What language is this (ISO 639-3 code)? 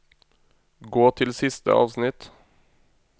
nor